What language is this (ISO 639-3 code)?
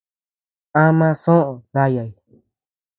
cux